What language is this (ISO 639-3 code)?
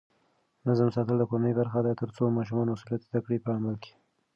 pus